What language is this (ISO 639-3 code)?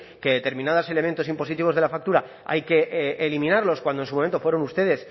spa